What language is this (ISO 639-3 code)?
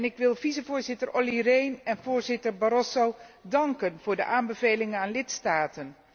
nld